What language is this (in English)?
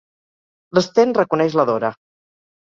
Catalan